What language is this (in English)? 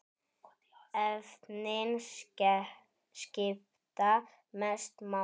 Icelandic